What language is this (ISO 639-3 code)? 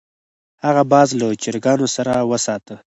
pus